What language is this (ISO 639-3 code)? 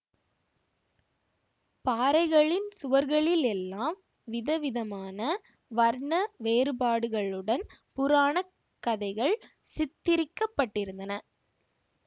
tam